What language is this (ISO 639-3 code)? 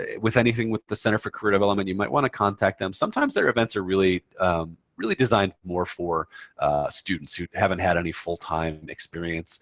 eng